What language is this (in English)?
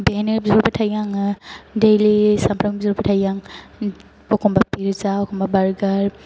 Bodo